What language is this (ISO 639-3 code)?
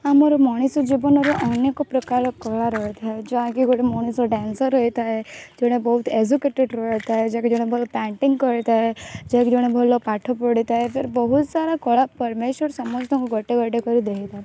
ori